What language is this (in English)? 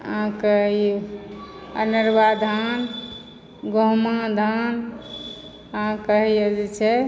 Maithili